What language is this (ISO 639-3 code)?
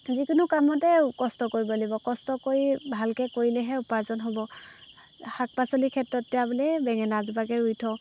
asm